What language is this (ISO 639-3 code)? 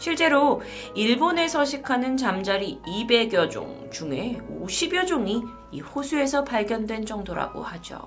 kor